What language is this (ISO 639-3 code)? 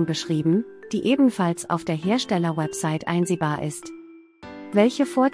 deu